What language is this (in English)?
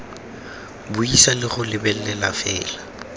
Tswana